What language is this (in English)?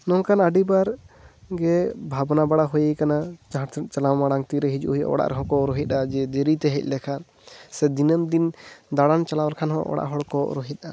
Santali